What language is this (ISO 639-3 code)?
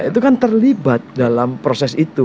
ind